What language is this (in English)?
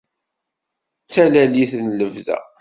Kabyle